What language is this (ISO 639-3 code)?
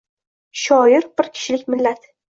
uzb